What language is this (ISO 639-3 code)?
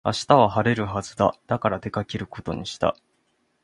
jpn